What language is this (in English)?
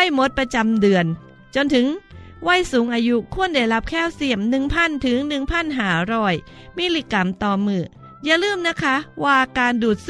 Thai